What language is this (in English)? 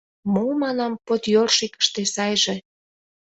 Mari